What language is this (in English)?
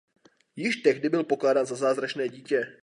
Czech